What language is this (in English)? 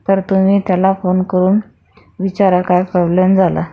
Marathi